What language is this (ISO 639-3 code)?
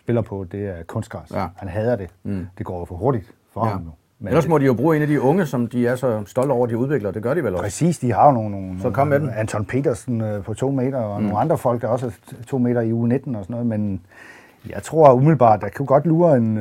dan